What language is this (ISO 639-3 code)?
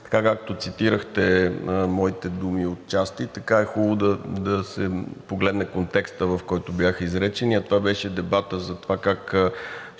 bul